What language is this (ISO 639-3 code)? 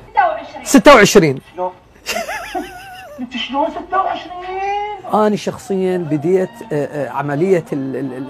ara